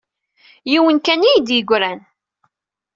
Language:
Kabyle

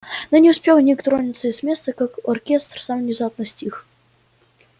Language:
Russian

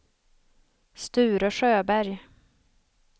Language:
Swedish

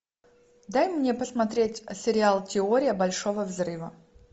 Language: Russian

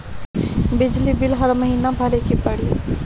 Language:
Bhojpuri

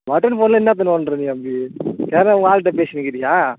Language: Tamil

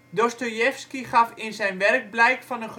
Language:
Dutch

